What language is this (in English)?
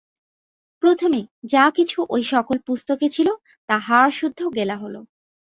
Bangla